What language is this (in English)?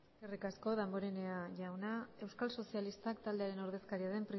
Basque